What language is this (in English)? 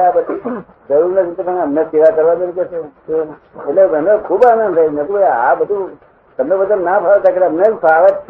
Gujarati